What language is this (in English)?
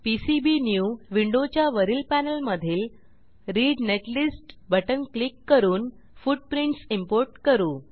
Marathi